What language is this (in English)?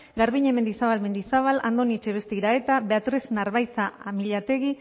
Basque